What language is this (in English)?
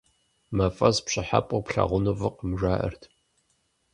Kabardian